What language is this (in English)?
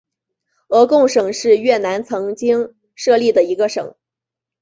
Chinese